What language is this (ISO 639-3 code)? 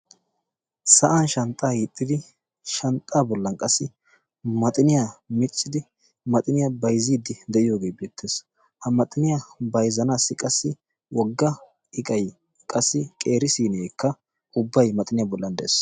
wal